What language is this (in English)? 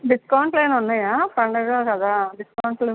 Telugu